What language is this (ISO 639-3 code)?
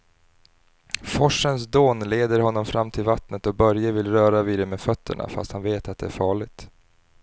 swe